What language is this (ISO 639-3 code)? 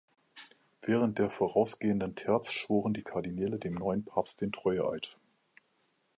deu